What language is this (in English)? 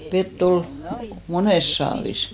Finnish